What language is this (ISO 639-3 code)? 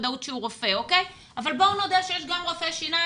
heb